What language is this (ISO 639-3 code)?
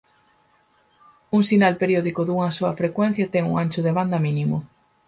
glg